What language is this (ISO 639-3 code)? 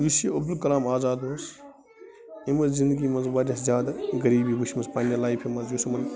kas